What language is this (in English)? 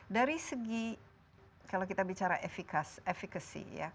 Indonesian